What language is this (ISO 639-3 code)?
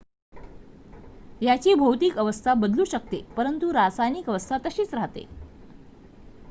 mar